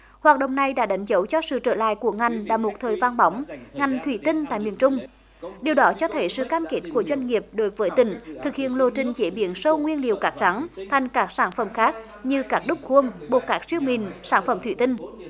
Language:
Vietnamese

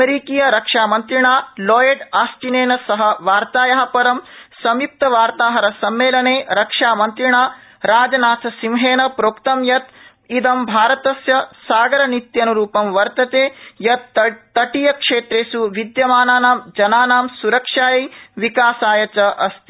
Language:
Sanskrit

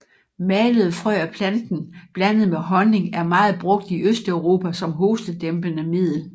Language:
Danish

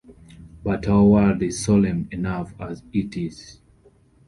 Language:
English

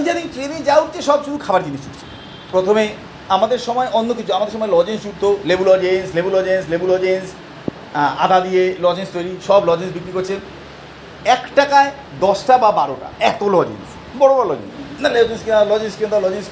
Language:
Bangla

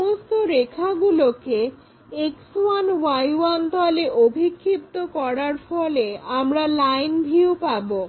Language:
Bangla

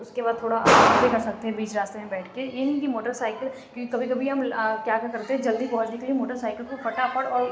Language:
Urdu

